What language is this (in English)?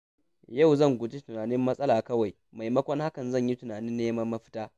Hausa